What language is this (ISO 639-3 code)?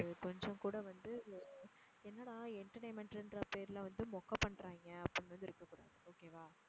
tam